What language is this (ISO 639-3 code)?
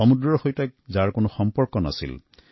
asm